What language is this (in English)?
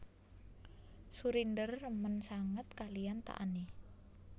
Javanese